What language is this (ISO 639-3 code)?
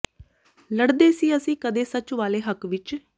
pan